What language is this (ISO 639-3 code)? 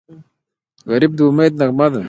pus